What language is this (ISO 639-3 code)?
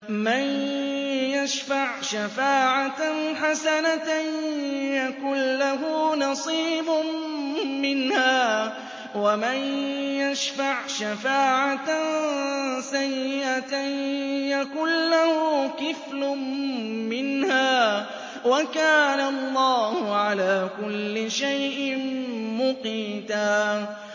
ara